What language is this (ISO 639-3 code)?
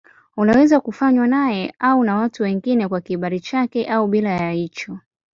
swa